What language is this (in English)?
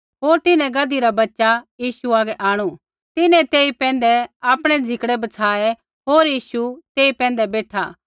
Kullu Pahari